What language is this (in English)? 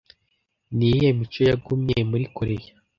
Kinyarwanda